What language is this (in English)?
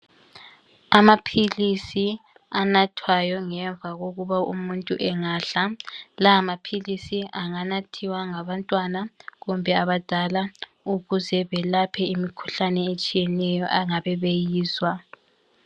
North Ndebele